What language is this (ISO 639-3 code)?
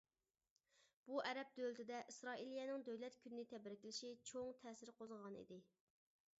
uig